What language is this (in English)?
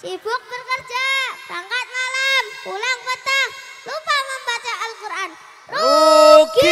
Indonesian